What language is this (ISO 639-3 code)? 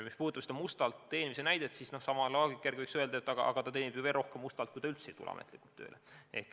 est